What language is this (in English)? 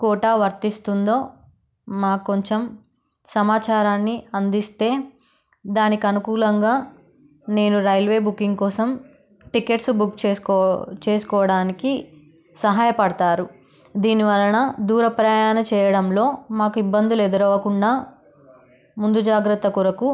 Telugu